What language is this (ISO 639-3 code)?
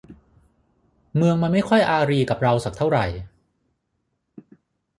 tha